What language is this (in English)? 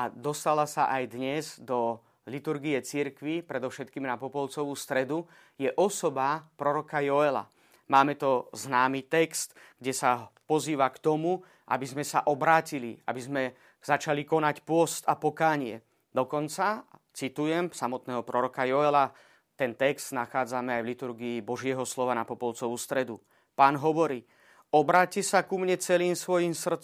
Slovak